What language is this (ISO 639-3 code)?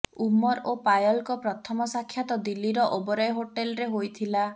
ori